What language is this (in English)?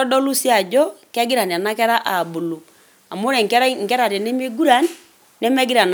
Masai